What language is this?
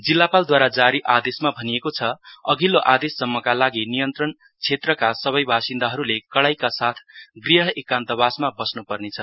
Nepali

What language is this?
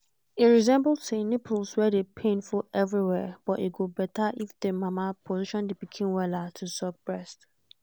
Nigerian Pidgin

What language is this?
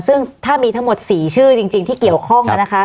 Thai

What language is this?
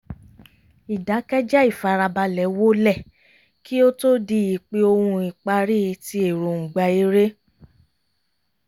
Yoruba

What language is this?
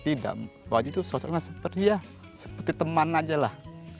Indonesian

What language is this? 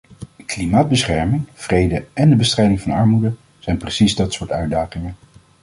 Dutch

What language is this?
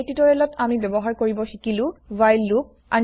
Assamese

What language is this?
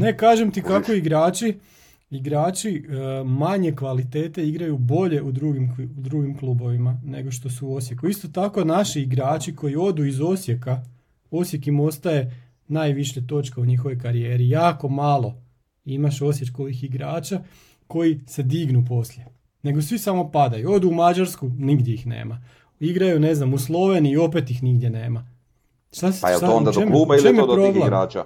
Croatian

